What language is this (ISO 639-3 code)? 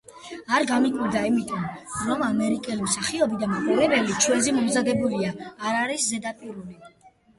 kat